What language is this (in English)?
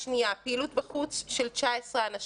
Hebrew